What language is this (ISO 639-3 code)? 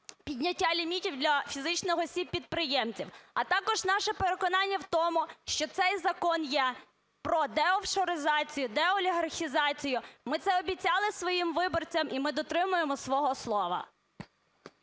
ukr